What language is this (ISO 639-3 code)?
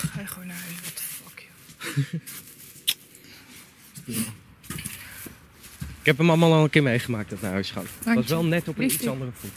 nld